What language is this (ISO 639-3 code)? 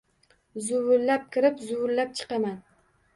uzb